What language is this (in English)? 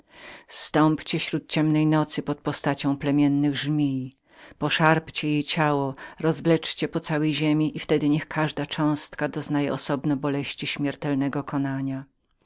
Polish